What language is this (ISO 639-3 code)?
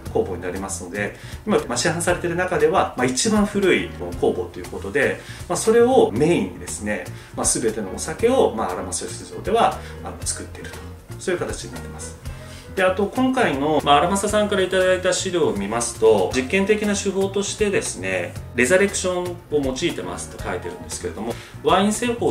jpn